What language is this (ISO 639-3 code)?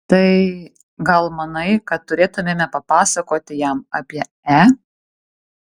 lit